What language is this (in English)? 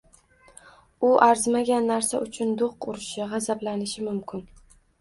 Uzbek